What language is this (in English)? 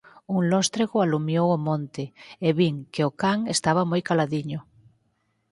Galician